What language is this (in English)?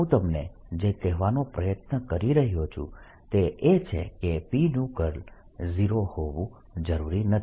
Gujarati